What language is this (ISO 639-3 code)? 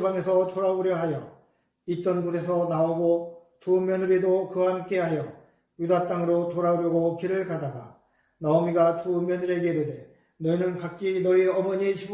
kor